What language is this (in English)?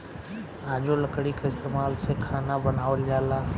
Bhojpuri